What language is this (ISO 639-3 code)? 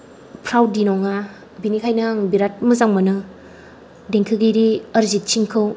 brx